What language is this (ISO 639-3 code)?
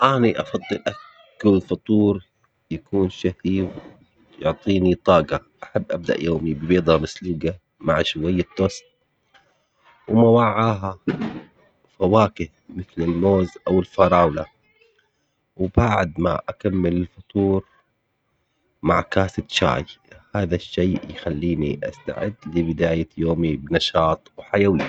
acx